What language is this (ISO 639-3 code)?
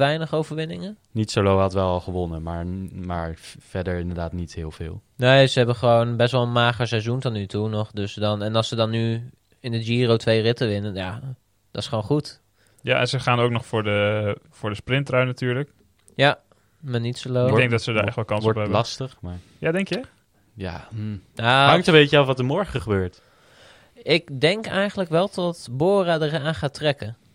nld